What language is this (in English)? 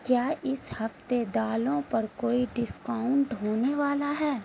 Urdu